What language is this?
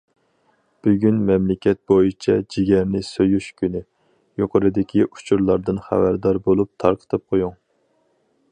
Uyghur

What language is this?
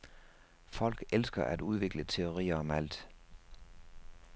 Danish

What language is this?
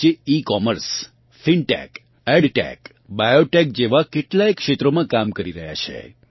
Gujarati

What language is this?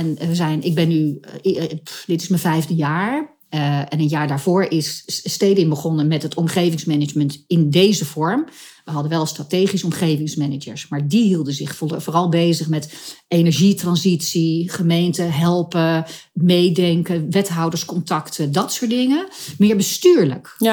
Dutch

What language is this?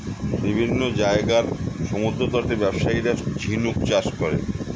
Bangla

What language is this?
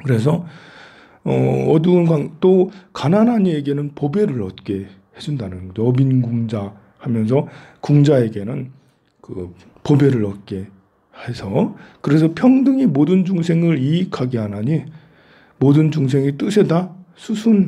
Korean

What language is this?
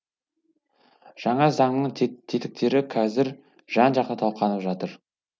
Kazakh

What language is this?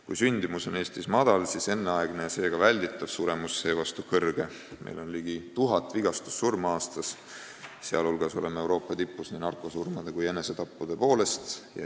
Estonian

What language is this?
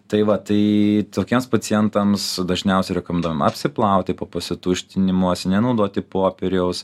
Lithuanian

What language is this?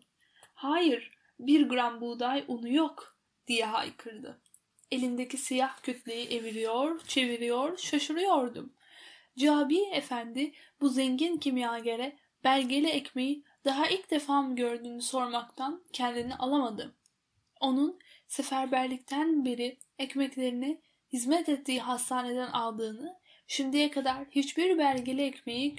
Turkish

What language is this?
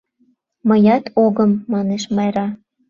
Mari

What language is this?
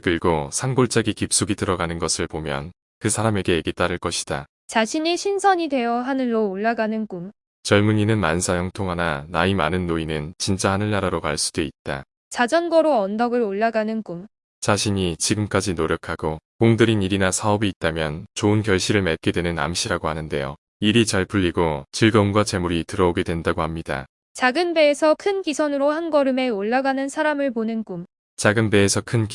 Korean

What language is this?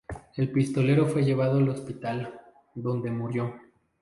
Spanish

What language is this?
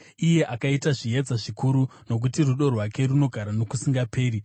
Shona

